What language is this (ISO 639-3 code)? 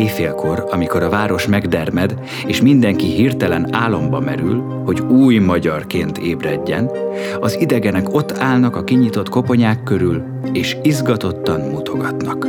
hun